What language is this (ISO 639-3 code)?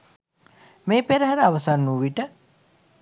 sin